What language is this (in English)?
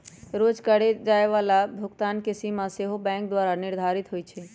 Magahi